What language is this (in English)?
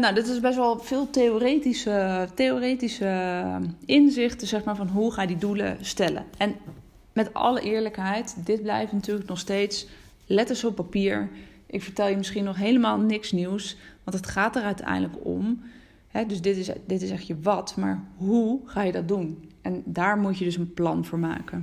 Dutch